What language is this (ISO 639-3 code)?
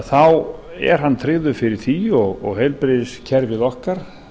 isl